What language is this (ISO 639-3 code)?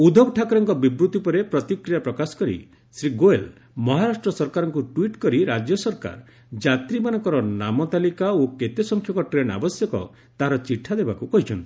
ori